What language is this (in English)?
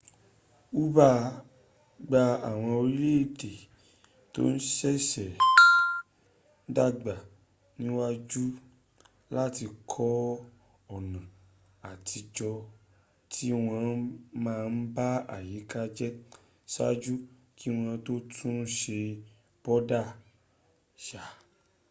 Yoruba